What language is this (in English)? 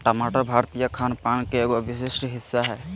Magahi